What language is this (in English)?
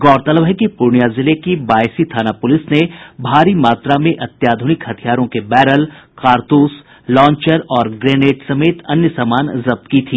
Hindi